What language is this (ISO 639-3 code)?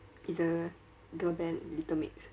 eng